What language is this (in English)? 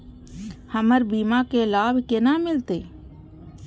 Maithili